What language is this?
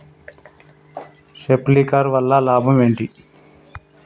Telugu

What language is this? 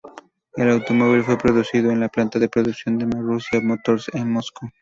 Spanish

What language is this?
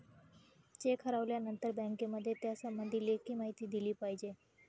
Marathi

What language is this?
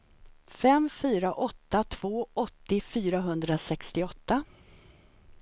Swedish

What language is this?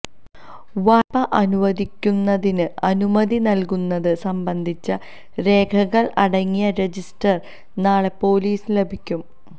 Malayalam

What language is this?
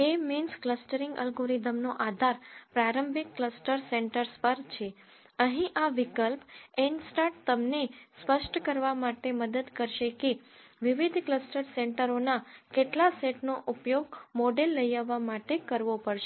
Gujarati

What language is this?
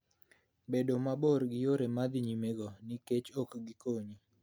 Luo (Kenya and Tanzania)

